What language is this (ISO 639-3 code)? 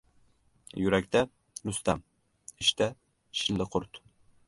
uzb